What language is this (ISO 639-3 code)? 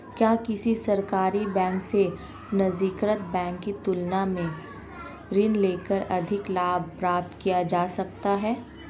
hin